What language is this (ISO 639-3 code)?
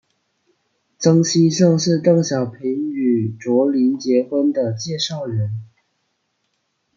zho